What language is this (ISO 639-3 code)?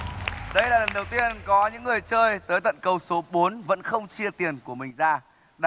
vie